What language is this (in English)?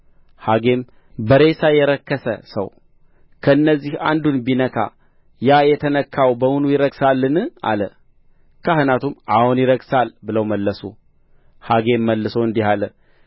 Amharic